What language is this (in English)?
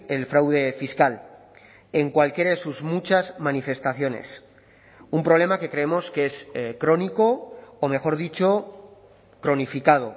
Spanish